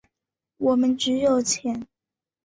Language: Chinese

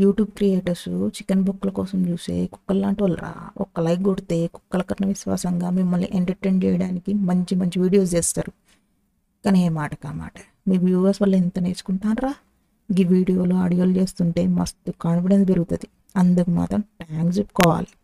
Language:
Telugu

